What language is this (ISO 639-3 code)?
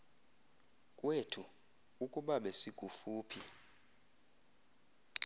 xho